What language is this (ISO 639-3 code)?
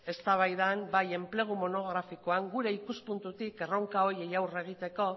eus